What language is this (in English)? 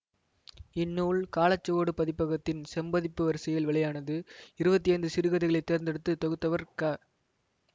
Tamil